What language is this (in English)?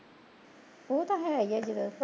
Punjabi